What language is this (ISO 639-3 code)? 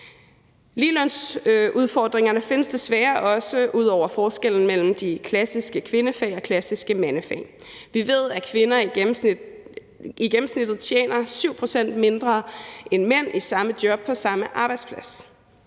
dan